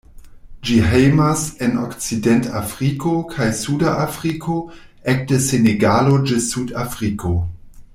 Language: Esperanto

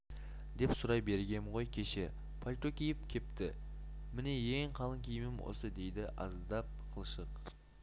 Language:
Kazakh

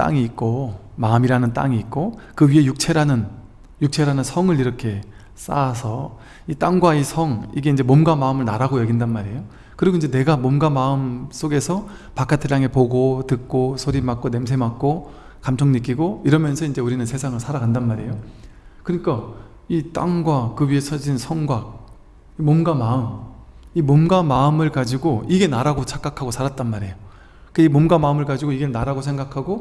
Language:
Korean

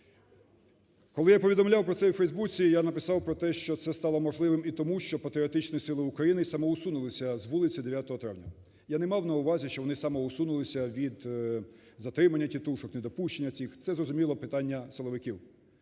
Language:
Ukrainian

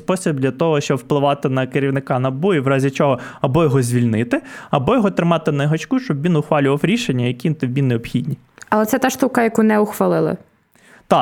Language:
Ukrainian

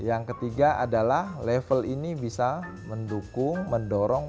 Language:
Indonesian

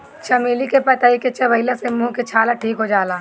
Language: Bhojpuri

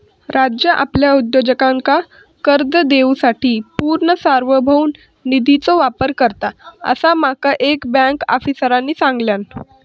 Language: Marathi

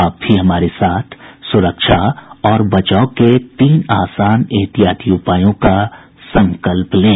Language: Hindi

